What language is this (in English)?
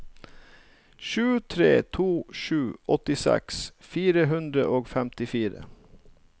Norwegian